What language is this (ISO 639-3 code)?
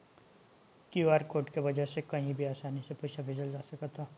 bho